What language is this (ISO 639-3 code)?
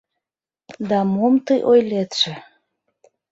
chm